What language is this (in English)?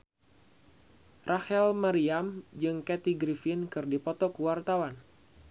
Sundanese